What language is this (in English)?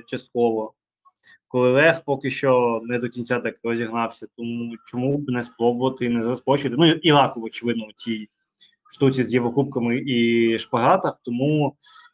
Ukrainian